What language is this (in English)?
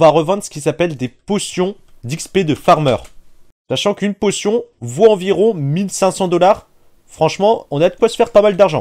French